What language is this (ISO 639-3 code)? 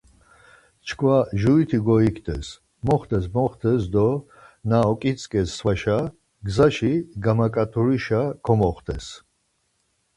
lzz